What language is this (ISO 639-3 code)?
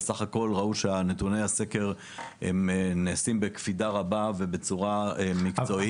heb